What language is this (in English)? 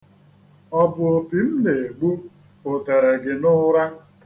Igbo